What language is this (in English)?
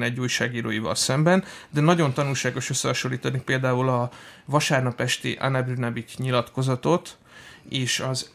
Hungarian